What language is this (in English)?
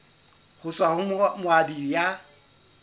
Southern Sotho